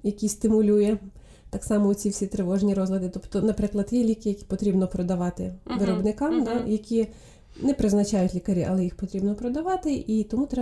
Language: Ukrainian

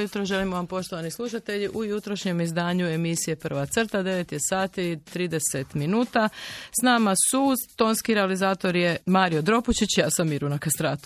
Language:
Croatian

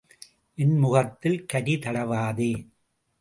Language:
Tamil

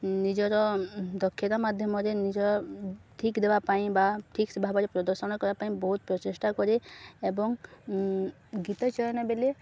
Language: Odia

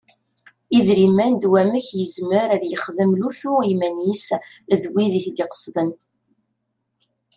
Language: Kabyle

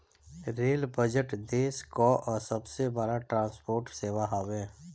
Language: Bhojpuri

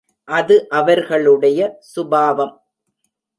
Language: Tamil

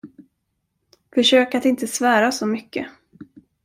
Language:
Swedish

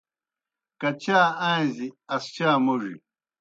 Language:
Kohistani Shina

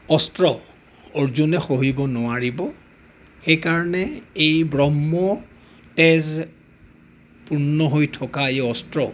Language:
Assamese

